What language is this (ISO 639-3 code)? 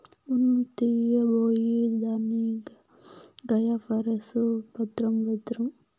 tel